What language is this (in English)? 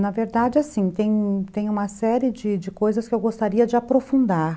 Portuguese